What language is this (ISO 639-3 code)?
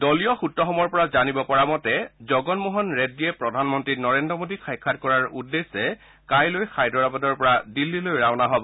asm